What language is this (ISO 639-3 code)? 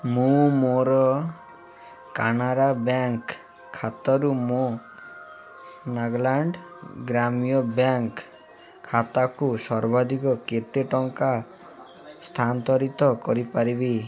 ori